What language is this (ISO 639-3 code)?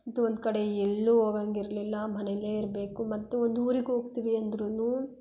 kan